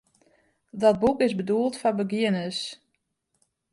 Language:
Western Frisian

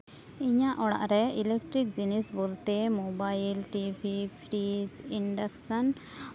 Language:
Santali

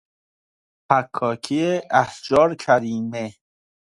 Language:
Persian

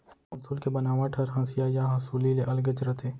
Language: Chhattisgarhi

